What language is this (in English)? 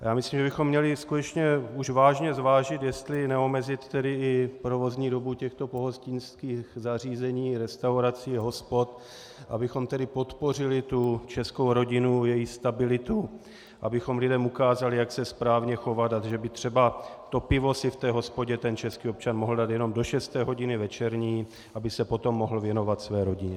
Czech